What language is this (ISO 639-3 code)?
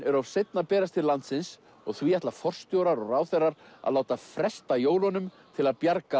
isl